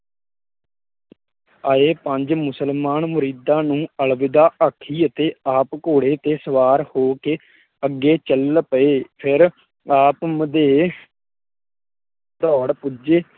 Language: Punjabi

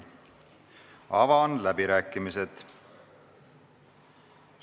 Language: Estonian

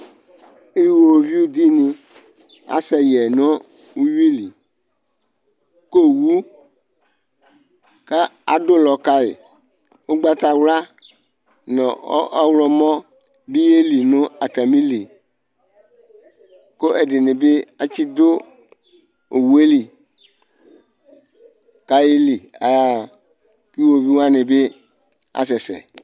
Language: Ikposo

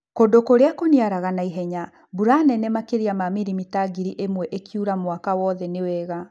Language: Kikuyu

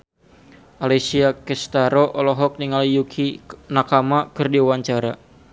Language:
Sundanese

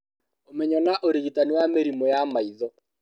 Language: Kikuyu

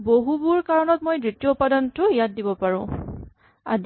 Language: Assamese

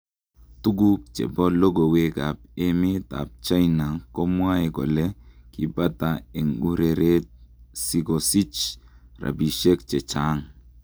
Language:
Kalenjin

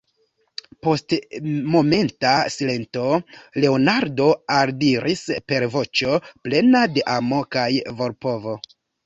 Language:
Esperanto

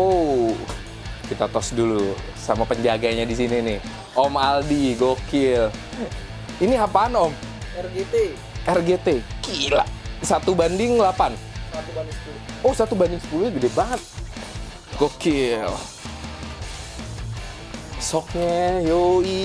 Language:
Indonesian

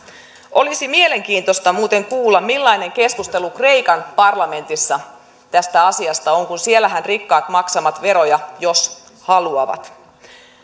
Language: Finnish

